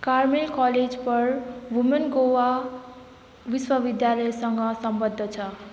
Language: Nepali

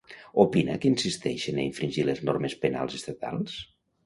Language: Catalan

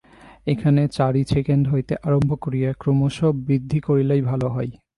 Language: Bangla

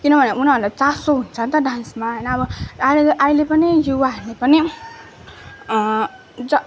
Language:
Nepali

